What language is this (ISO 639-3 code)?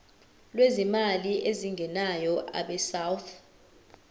zul